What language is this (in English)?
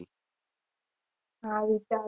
Gujarati